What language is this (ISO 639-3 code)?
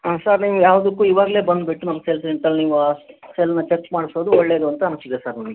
kan